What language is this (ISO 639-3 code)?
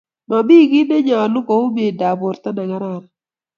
kln